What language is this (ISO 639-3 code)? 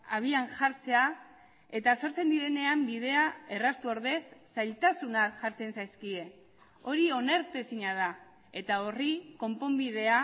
eus